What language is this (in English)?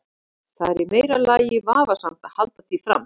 Icelandic